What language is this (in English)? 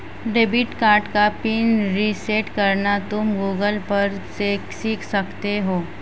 Hindi